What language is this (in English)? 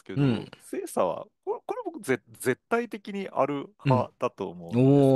Japanese